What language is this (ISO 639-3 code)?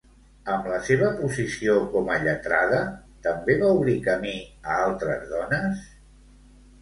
cat